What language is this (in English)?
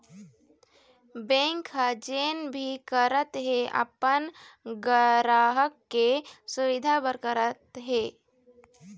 Chhattisgarhi